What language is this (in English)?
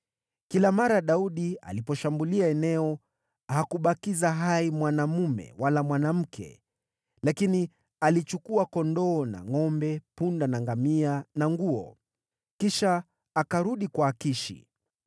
Swahili